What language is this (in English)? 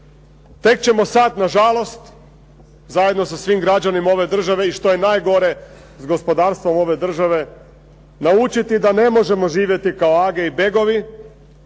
Croatian